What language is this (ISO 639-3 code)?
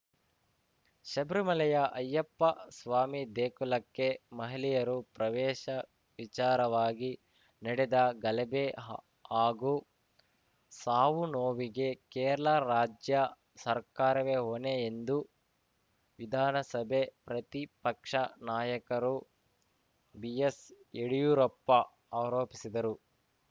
kan